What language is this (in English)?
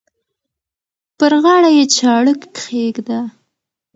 Pashto